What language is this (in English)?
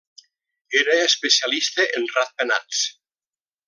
Catalan